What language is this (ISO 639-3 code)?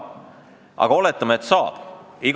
est